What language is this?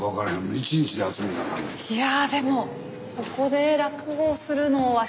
Japanese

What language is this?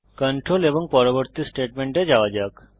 Bangla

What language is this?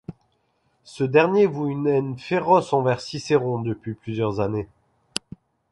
French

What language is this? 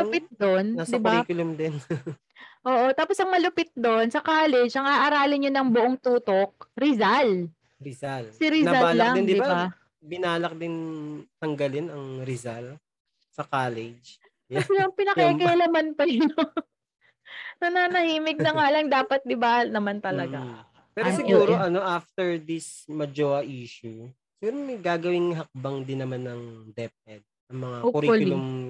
Filipino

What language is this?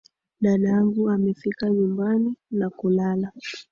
Swahili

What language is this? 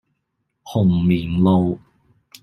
Cantonese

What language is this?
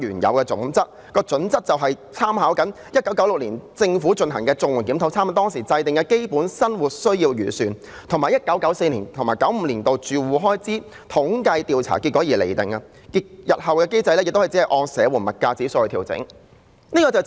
Cantonese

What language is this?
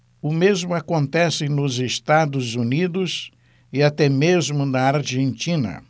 Portuguese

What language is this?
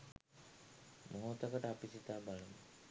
Sinhala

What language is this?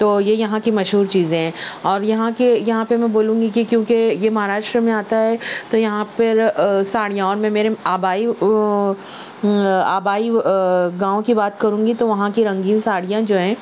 Urdu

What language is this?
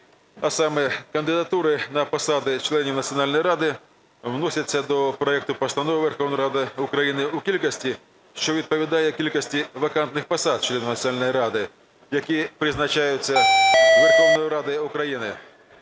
Ukrainian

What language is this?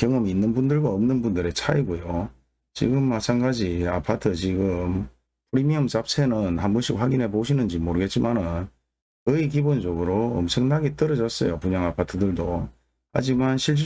Korean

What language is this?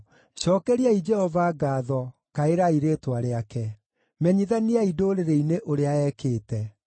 Kikuyu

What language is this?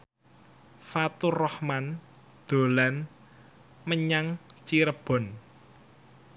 Javanese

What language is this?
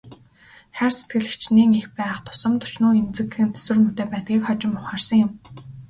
Mongolian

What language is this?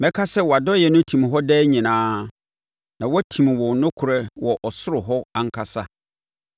Akan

